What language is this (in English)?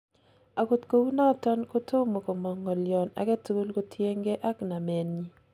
Kalenjin